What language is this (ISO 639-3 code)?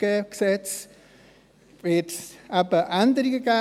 gsw